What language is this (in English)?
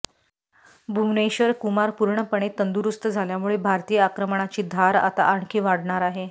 Marathi